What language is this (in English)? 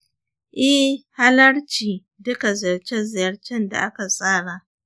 Hausa